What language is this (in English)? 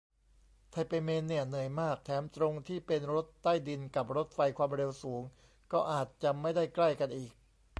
Thai